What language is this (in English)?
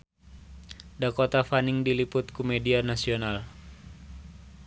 Sundanese